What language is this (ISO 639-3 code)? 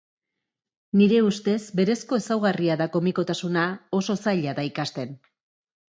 eus